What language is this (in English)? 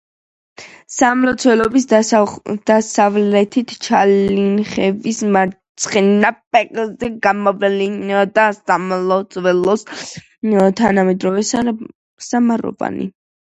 Georgian